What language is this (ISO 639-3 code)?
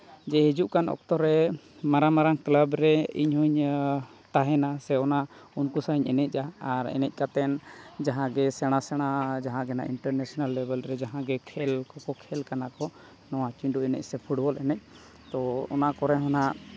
sat